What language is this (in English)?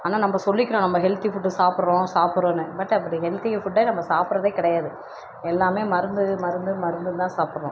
Tamil